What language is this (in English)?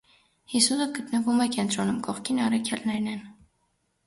Armenian